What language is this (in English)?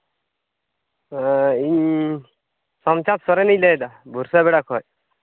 Santali